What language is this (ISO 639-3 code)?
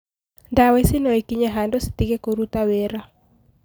kik